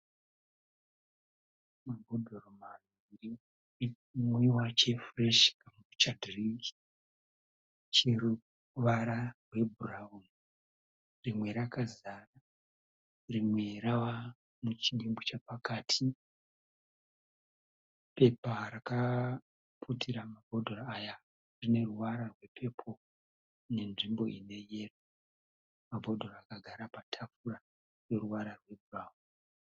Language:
Shona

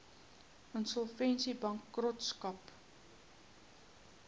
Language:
Afrikaans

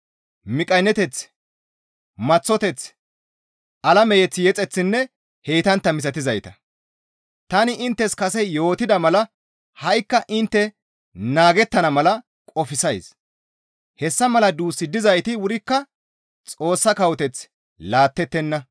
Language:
Gamo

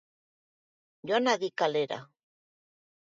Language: Basque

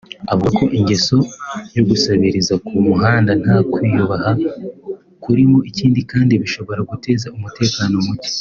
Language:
Kinyarwanda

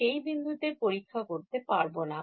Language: Bangla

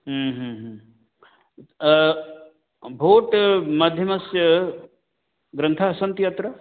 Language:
Sanskrit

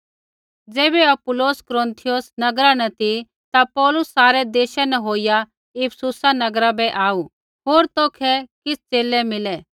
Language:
Kullu Pahari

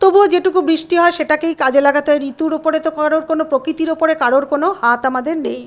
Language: Bangla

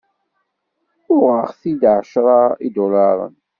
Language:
Kabyle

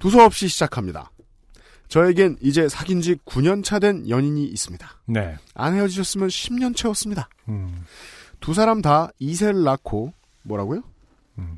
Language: Korean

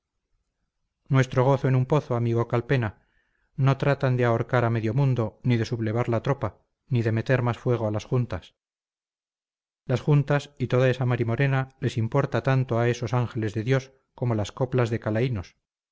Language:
Spanish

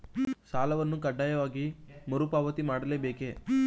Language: Kannada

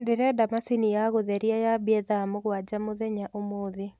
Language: Kikuyu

